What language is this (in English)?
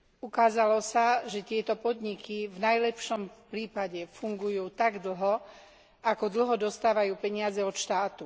Slovak